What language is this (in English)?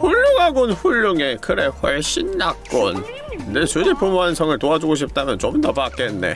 Korean